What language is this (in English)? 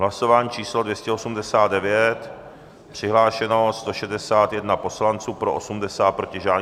Czech